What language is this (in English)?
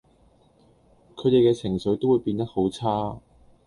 Cantonese